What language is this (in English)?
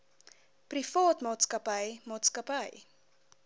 Afrikaans